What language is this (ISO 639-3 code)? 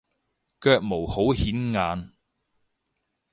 yue